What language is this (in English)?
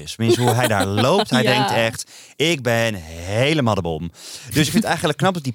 Dutch